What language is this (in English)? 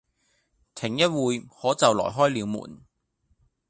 Cantonese